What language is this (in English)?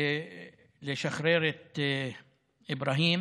Hebrew